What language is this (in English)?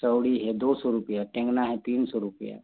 Hindi